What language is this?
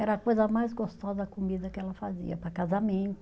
Portuguese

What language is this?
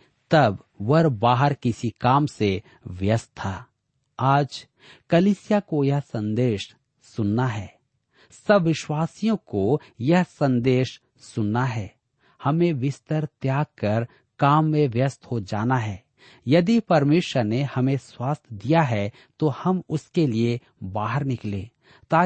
Hindi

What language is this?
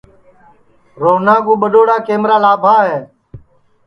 Sansi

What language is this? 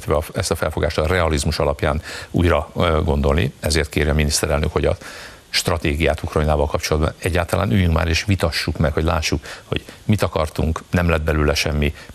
Hungarian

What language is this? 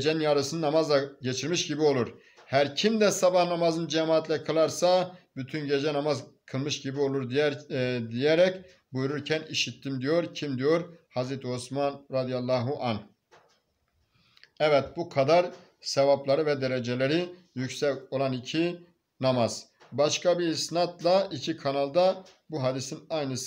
Turkish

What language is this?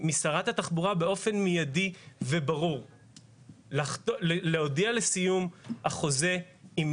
Hebrew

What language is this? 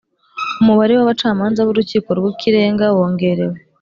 Kinyarwanda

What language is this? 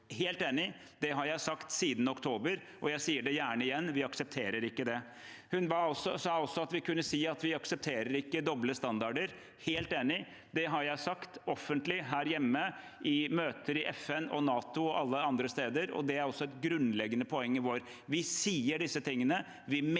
Norwegian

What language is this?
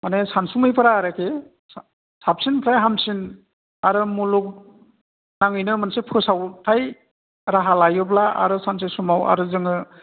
Bodo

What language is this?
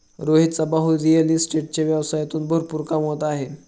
Marathi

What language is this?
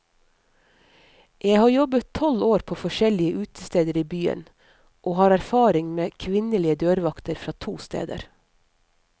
Norwegian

